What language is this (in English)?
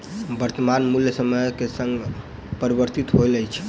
Maithili